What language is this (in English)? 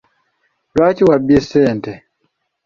Ganda